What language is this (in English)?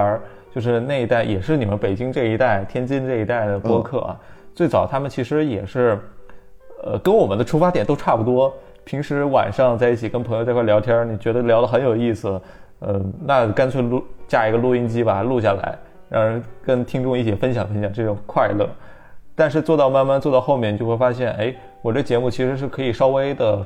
Chinese